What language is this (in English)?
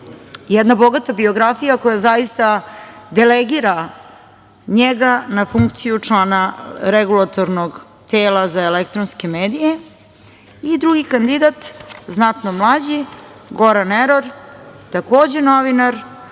Serbian